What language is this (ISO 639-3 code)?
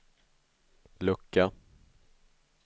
swe